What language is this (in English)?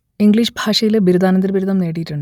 Malayalam